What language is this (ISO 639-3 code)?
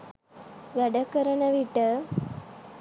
sin